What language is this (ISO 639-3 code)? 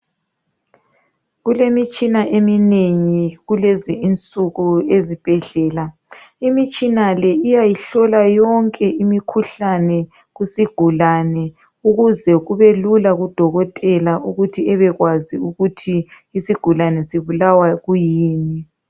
nde